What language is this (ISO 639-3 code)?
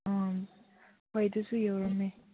mni